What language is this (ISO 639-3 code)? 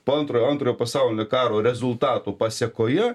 lit